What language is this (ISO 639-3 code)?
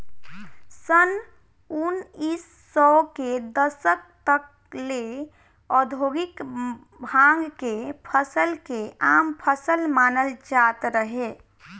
bho